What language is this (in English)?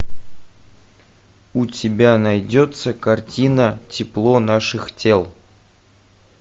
Russian